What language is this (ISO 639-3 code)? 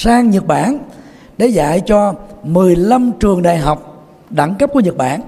vie